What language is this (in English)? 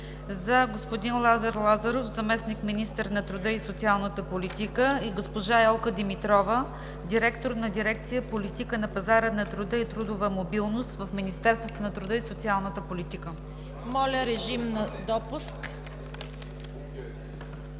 Bulgarian